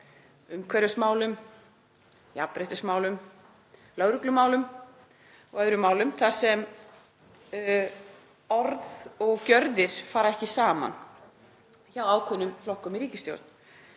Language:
Icelandic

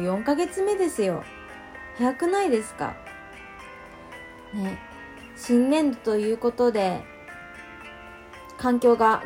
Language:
Japanese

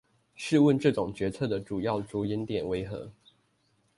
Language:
Chinese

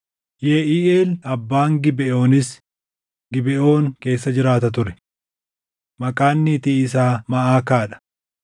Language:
Oromo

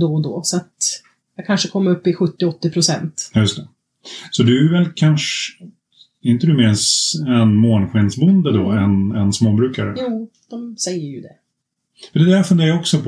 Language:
Swedish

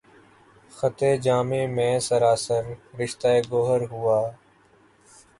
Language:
Urdu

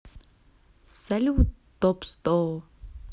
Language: Russian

